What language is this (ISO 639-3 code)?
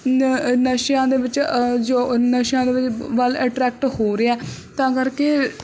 pan